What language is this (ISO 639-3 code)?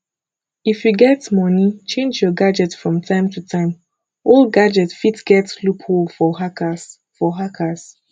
pcm